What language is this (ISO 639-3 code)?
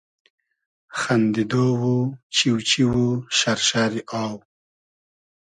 haz